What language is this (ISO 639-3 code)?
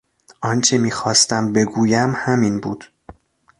fas